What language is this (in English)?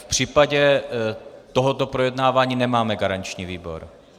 Czech